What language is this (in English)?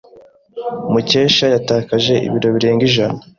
Kinyarwanda